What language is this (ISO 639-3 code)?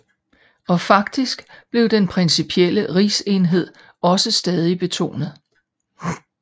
dan